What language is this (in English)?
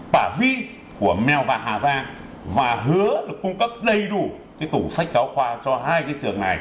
Vietnamese